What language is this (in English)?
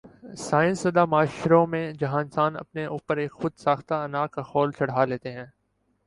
Urdu